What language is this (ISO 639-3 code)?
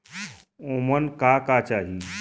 bho